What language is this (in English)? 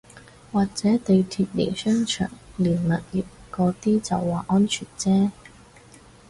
Cantonese